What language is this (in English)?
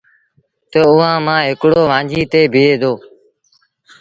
Sindhi Bhil